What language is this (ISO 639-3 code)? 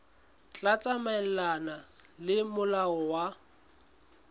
sot